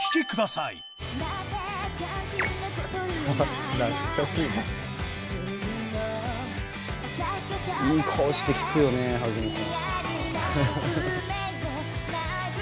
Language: Japanese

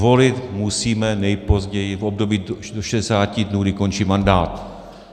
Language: Czech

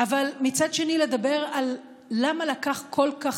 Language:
Hebrew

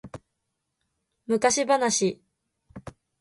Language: Japanese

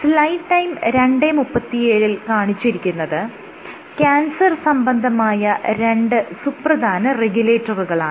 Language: Malayalam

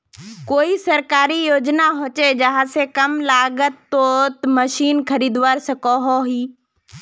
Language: Magahi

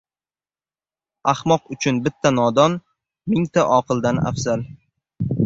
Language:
Uzbek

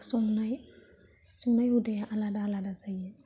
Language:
Bodo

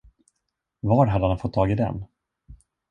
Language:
Swedish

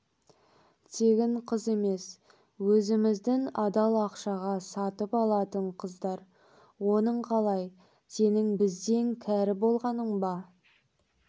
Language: Kazakh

